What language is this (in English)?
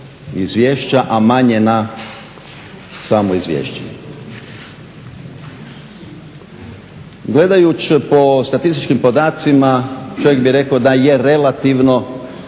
Croatian